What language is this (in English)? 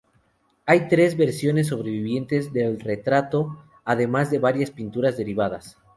Spanish